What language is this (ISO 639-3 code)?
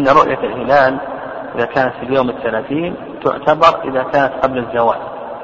ara